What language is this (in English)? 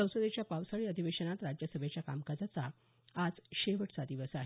Marathi